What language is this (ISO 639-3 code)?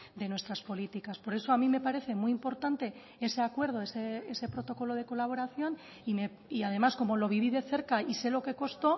spa